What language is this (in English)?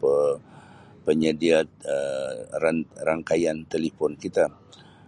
Sabah Malay